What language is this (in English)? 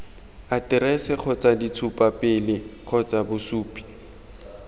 Tswana